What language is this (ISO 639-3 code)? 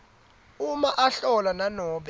ssw